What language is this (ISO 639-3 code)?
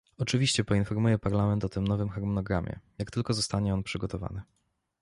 pol